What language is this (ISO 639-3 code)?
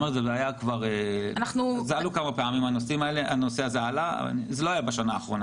heb